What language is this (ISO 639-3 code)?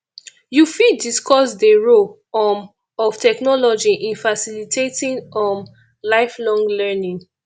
pcm